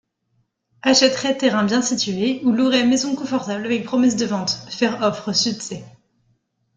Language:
French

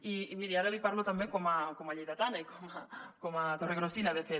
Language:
Catalan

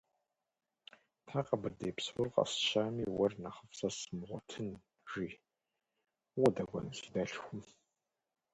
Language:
Kabardian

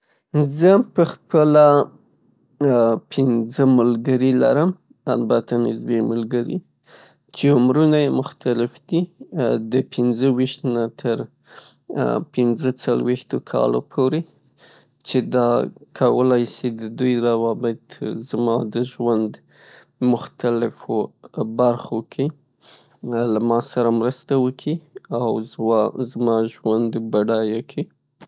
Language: Pashto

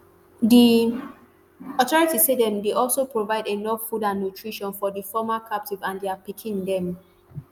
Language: Nigerian Pidgin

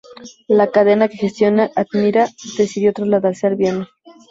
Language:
Spanish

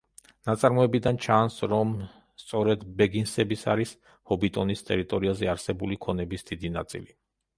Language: Georgian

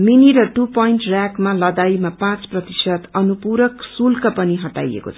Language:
Nepali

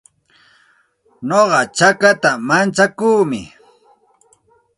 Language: Santa Ana de Tusi Pasco Quechua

